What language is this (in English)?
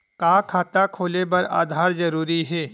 Chhattisgarhi